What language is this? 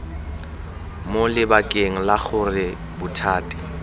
Tswana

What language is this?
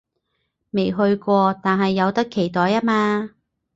Cantonese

